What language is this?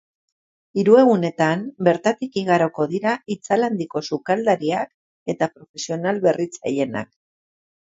Basque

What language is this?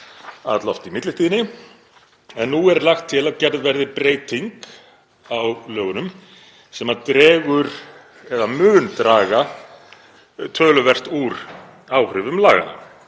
Icelandic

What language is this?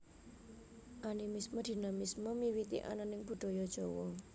Javanese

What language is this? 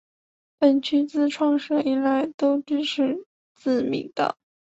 Chinese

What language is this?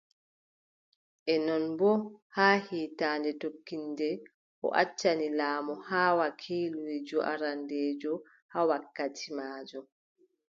Adamawa Fulfulde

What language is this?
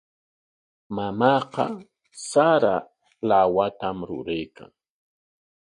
Corongo Ancash Quechua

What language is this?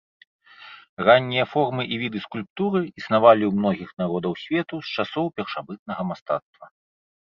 Belarusian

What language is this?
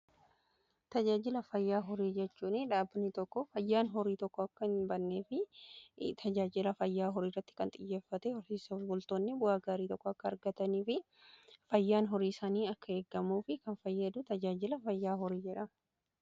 Oromo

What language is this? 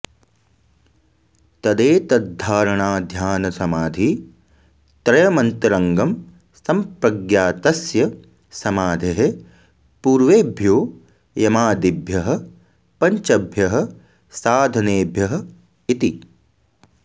Sanskrit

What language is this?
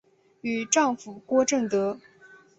Chinese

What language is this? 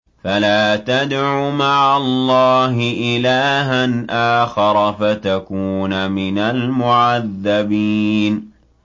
Arabic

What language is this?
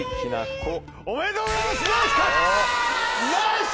Japanese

